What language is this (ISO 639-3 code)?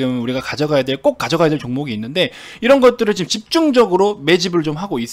kor